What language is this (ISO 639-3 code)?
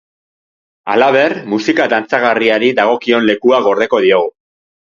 eus